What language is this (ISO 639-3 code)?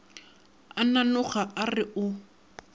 nso